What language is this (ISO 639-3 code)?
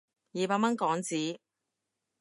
yue